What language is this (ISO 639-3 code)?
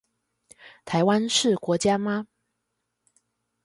zho